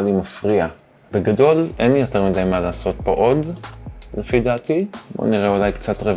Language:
Hebrew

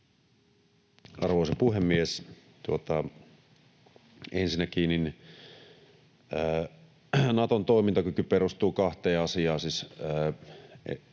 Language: Finnish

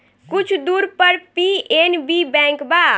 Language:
Bhojpuri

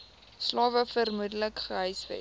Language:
Afrikaans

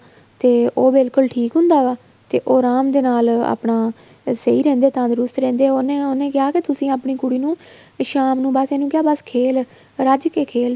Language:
Punjabi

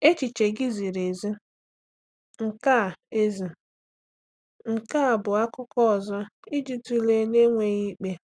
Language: Igbo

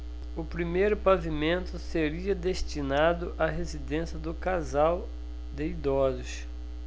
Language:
Portuguese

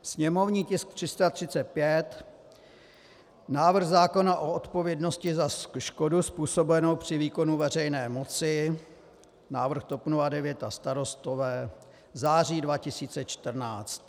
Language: Czech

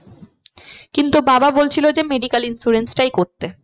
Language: Bangla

